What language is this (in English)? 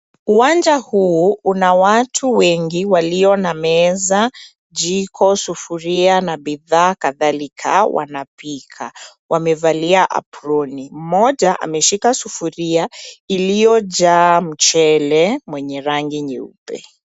Swahili